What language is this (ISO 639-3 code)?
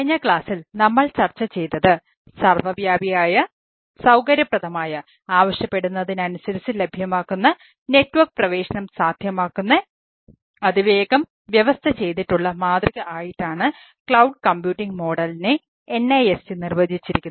mal